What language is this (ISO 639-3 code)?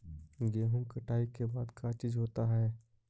mag